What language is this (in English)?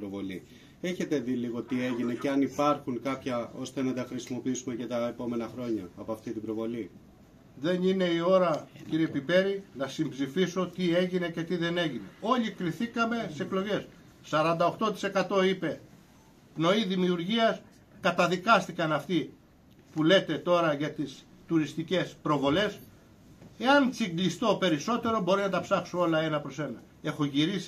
Greek